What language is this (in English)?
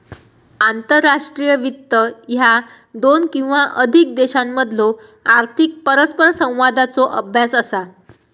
Marathi